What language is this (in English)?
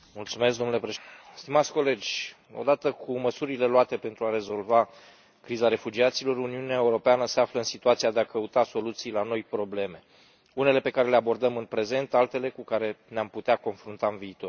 Romanian